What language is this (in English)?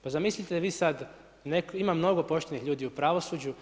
Croatian